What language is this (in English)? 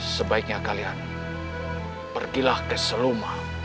Indonesian